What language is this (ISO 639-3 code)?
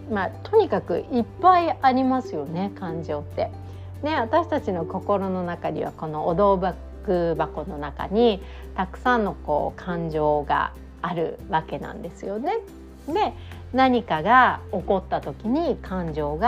jpn